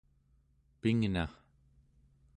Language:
Central Yupik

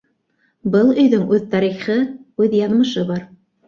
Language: Bashkir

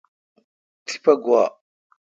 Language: Kalkoti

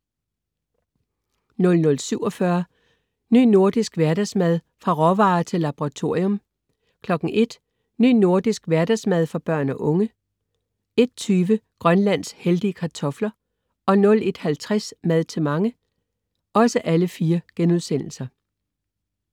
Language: Danish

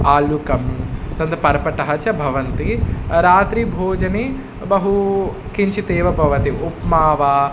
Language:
Sanskrit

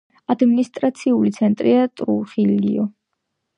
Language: Georgian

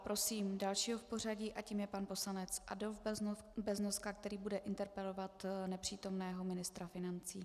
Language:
Czech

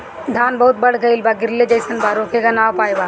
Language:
Bhojpuri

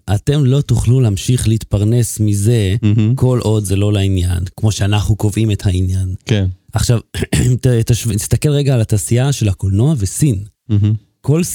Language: Hebrew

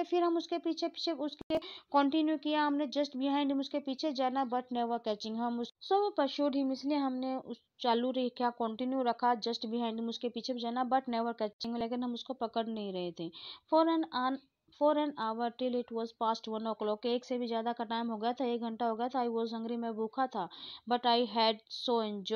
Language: Hindi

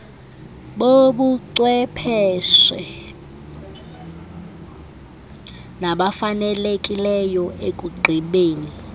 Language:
Xhosa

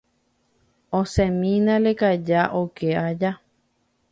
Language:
Guarani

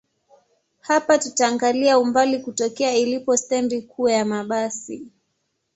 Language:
Swahili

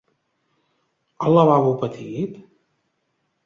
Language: Catalan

